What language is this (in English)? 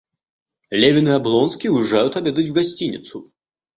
Russian